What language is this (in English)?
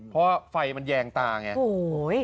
Thai